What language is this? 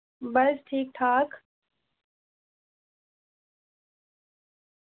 Dogri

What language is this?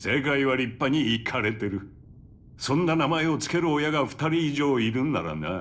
Japanese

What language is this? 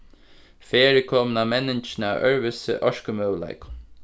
Faroese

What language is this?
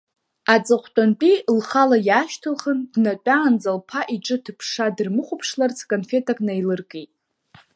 Abkhazian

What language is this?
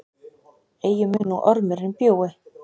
Icelandic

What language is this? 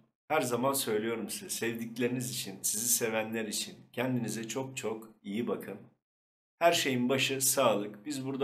Turkish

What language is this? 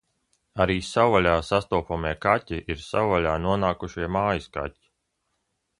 Latvian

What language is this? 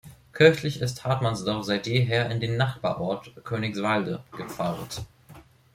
German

